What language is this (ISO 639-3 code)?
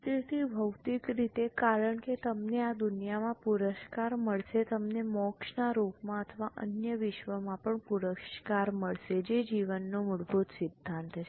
guj